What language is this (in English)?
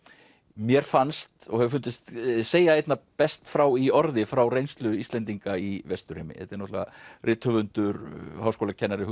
Icelandic